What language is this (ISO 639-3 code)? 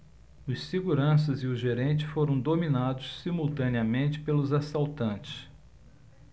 por